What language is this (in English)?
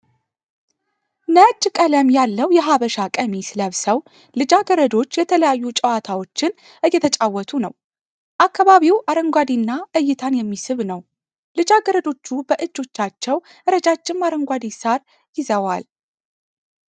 Amharic